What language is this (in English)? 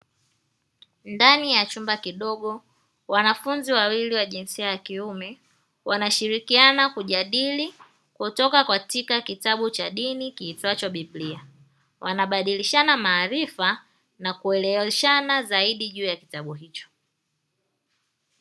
Swahili